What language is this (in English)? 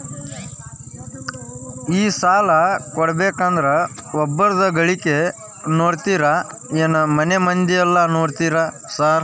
Kannada